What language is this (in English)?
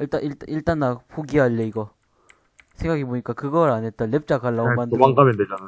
Korean